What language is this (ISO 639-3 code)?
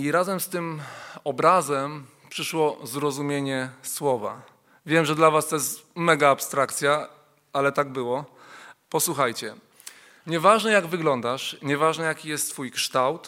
pol